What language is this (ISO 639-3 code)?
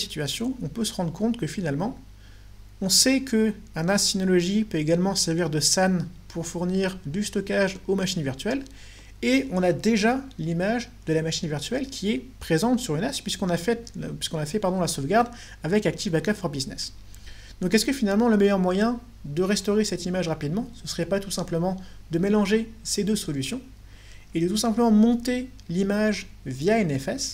fra